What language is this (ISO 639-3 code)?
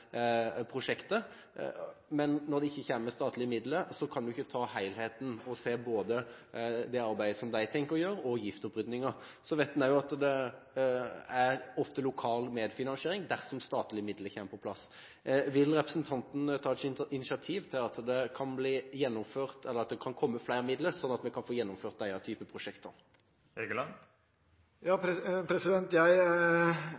nob